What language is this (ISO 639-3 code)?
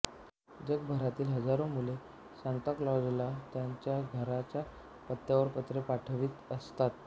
mar